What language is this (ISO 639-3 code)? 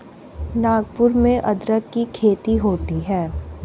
hin